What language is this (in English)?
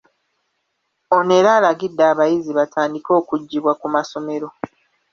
Ganda